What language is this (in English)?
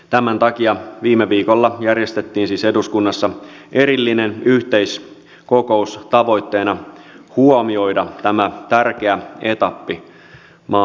Finnish